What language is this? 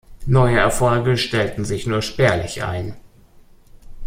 German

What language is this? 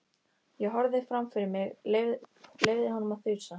Icelandic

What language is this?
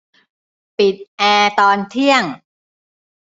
Thai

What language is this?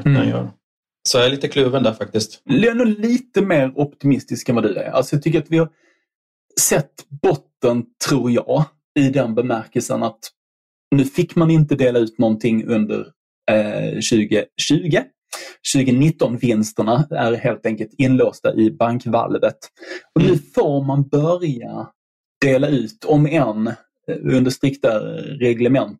Swedish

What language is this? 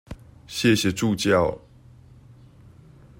Chinese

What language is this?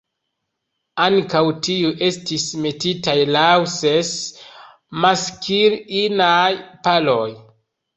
Esperanto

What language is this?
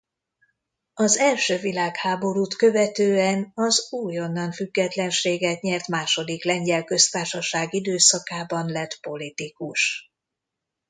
Hungarian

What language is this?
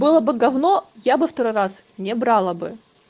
Russian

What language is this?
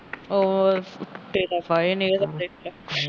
Punjabi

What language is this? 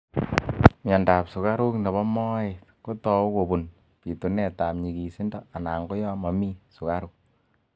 Kalenjin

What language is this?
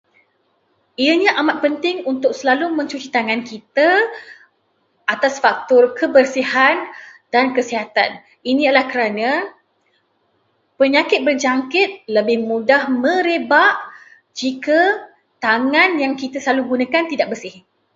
Malay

